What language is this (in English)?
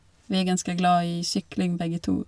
Norwegian